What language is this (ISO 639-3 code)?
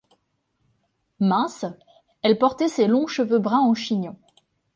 fra